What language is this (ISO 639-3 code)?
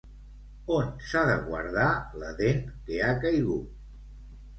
cat